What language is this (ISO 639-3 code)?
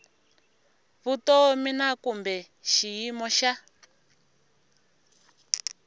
tso